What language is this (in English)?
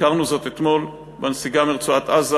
Hebrew